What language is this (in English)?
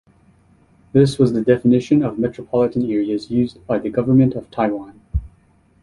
English